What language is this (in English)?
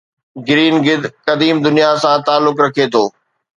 Sindhi